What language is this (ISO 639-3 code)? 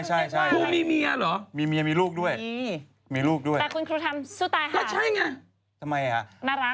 tha